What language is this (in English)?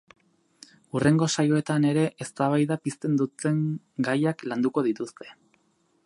Basque